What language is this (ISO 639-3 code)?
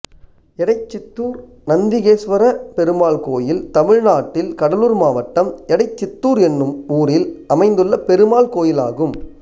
tam